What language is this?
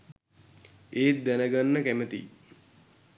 Sinhala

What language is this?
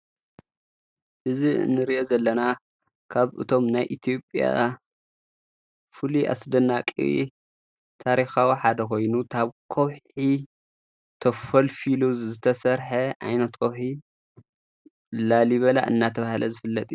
Tigrinya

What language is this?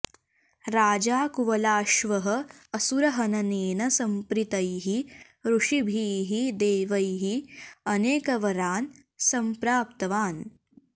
Sanskrit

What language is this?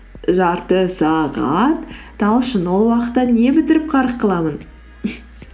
Kazakh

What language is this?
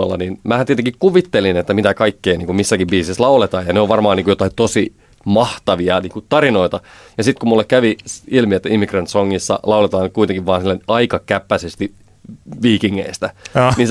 Finnish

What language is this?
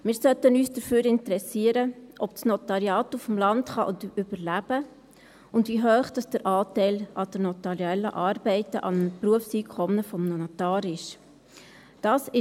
Swiss German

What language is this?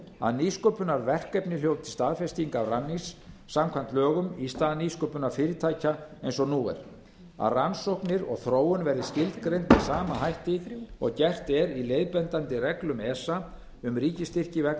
Icelandic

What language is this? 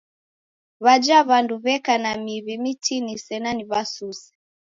Taita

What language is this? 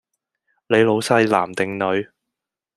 Cantonese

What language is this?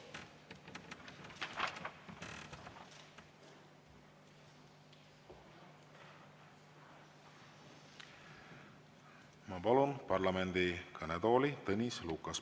Estonian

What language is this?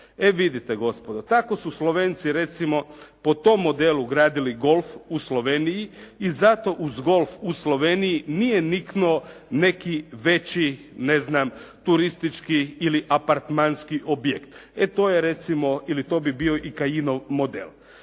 Croatian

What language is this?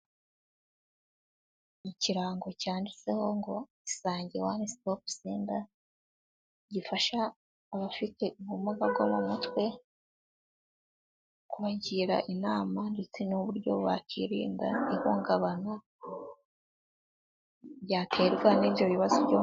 Kinyarwanda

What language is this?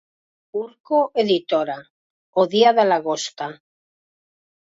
Galician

